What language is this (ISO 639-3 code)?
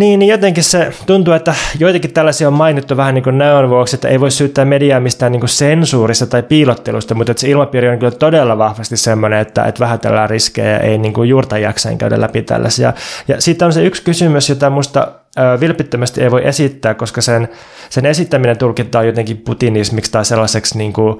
fin